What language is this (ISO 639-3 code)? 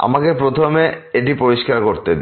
ben